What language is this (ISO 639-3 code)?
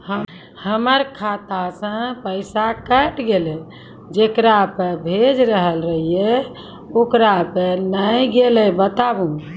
mai